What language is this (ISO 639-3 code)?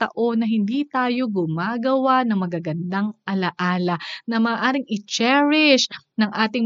fil